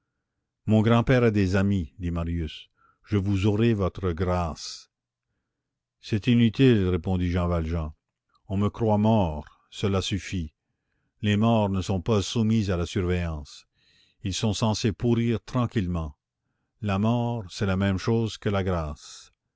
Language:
French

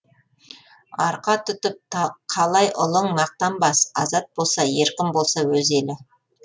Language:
Kazakh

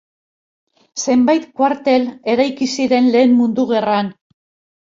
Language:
Basque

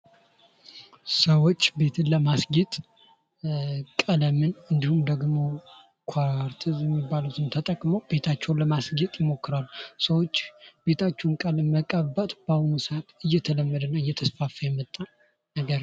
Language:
Amharic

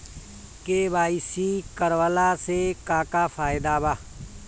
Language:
Bhojpuri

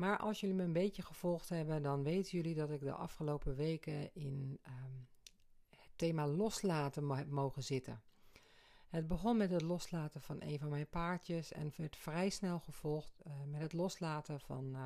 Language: Dutch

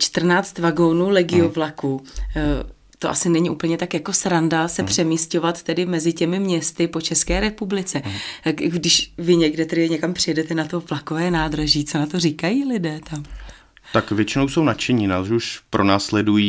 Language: Czech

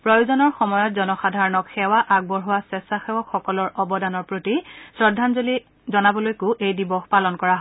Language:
Assamese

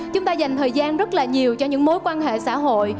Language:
Vietnamese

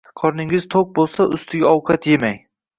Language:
Uzbek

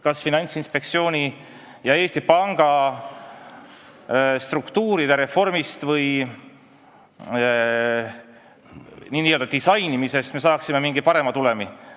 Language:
Estonian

